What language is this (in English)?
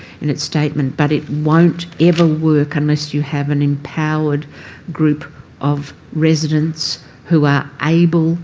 English